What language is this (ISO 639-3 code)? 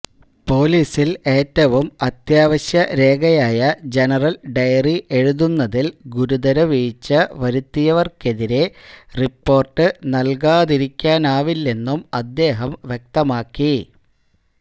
mal